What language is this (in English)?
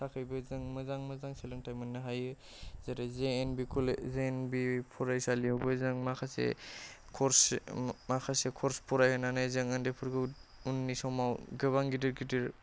Bodo